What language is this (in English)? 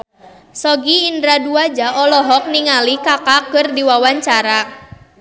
Sundanese